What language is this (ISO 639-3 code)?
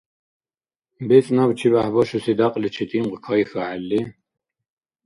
dar